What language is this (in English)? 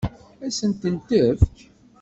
Kabyle